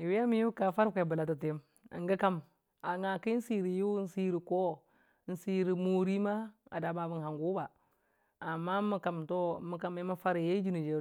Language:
Dijim-Bwilim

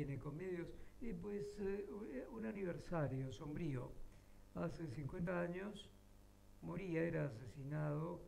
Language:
Spanish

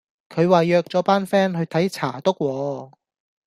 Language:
Cantonese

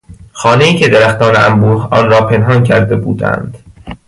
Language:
Persian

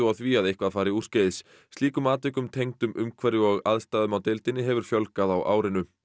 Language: Icelandic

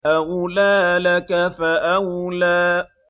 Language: Arabic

